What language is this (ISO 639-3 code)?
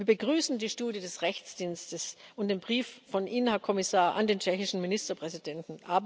deu